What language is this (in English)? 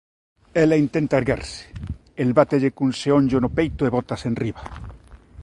Galician